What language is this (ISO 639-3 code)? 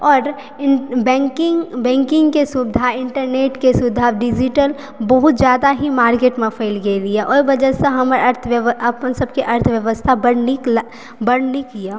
mai